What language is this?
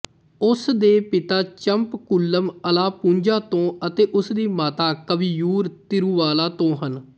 Punjabi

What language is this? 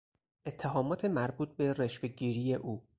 Persian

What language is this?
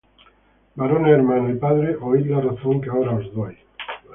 Spanish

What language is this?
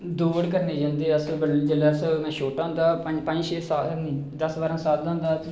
Dogri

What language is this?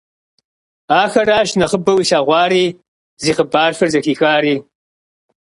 Kabardian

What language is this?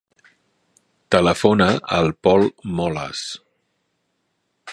Catalan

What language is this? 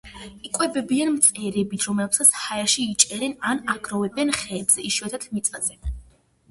Georgian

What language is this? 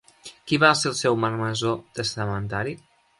Catalan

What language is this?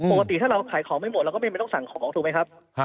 Thai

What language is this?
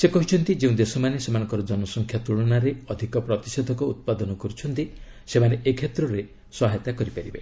Odia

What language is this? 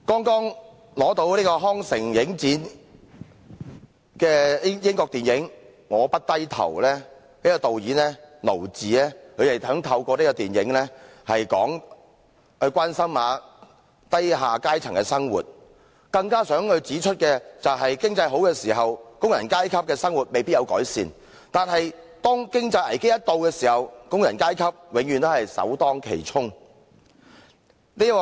Cantonese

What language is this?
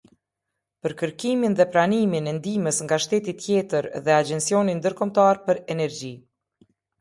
Albanian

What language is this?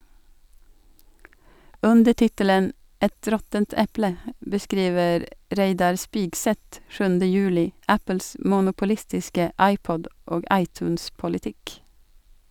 Norwegian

